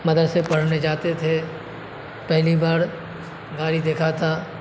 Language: Urdu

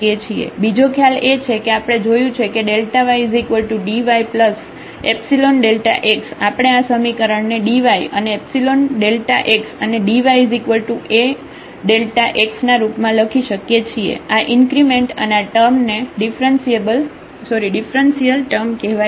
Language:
Gujarati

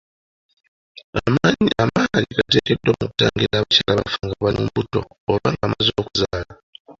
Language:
Ganda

